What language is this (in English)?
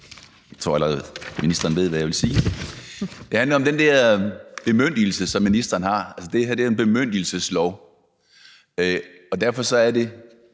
Danish